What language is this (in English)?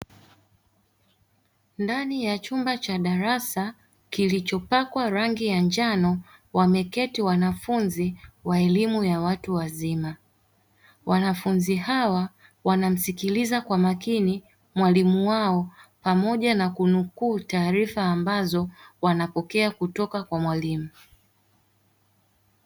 Swahili